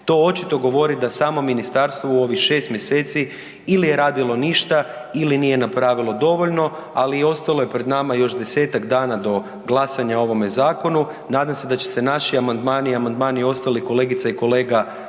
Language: Croatian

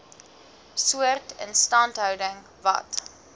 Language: Afrikaans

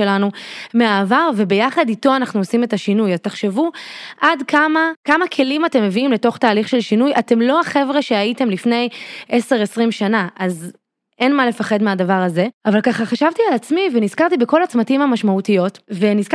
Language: Hebrew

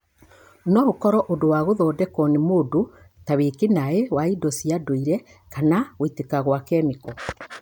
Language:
Kikuyu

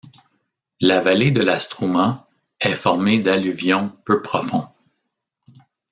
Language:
French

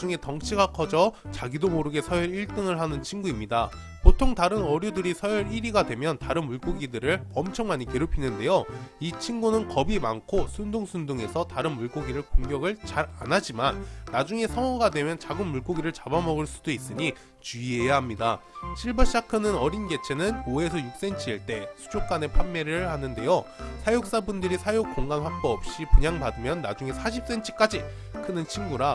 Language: Korean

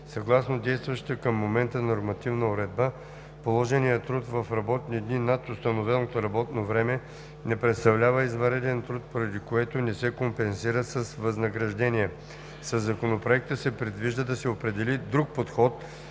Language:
Bulgarian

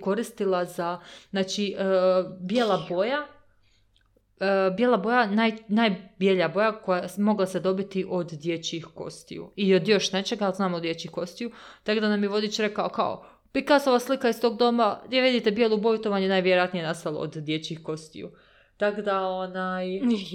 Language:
Croatian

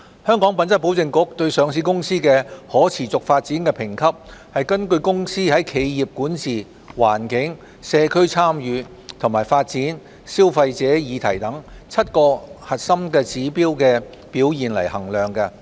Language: Cantonese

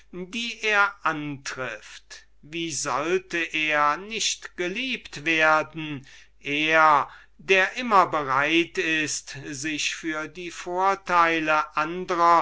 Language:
German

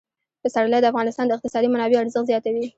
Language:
Pashto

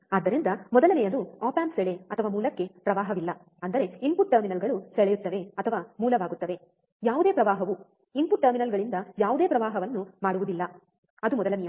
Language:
Kannada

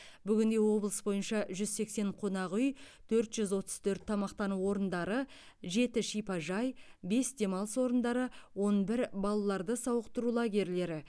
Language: Kazakh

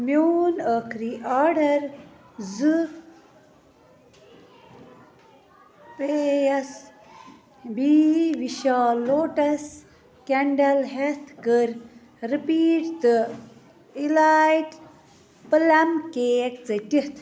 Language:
Kashmiri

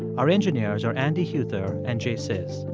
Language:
English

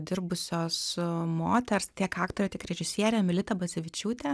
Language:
Lithuanian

